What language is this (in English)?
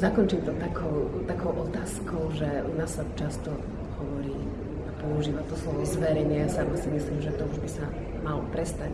Czech